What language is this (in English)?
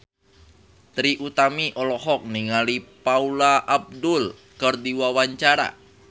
Sundanese